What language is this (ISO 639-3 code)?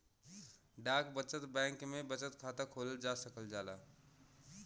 bho